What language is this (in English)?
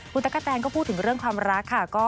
Thai